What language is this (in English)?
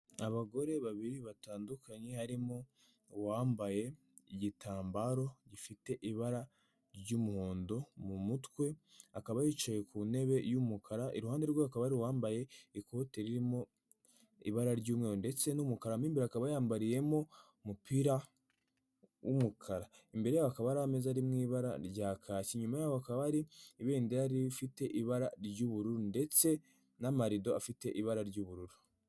Kinyarwanda